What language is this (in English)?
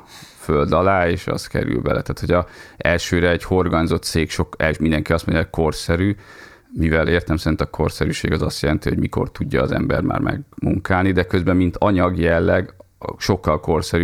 Hungarian